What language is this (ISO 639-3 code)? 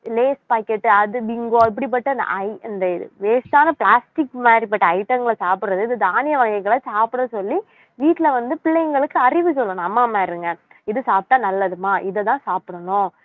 tam